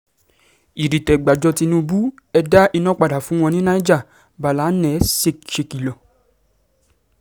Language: Yoruba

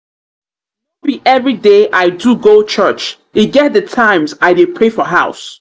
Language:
Nigerian Pidgin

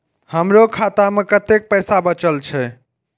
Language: Maithili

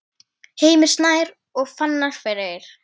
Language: Icelandic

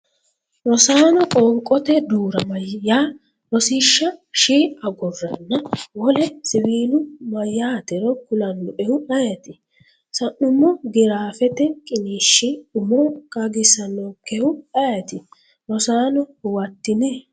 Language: Sidamo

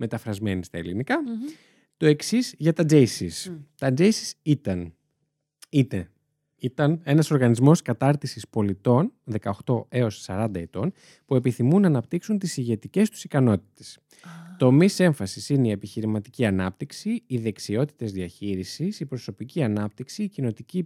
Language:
Greek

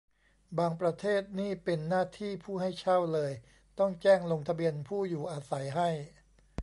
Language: Thai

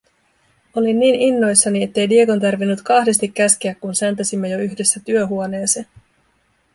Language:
Finnish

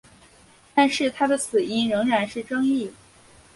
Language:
Chinese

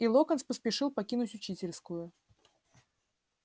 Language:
Russian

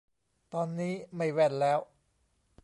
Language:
Thai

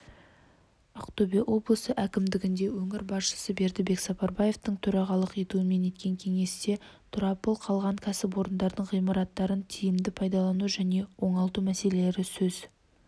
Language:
Kazakh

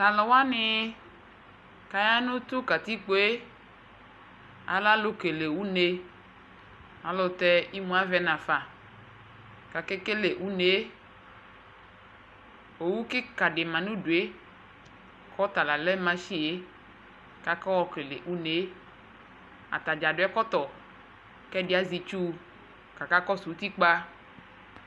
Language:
Ikposo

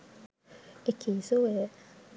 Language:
Sinhala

